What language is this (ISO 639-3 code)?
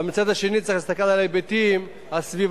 heb